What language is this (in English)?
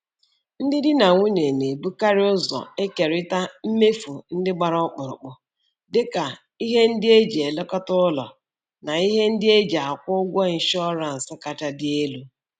Igbo